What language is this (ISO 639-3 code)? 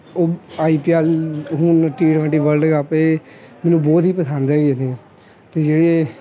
pan